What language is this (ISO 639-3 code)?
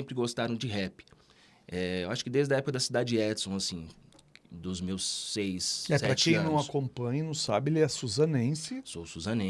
por